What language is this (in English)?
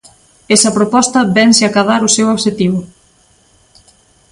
Galician